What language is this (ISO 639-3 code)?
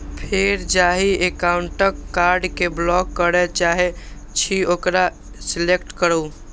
mai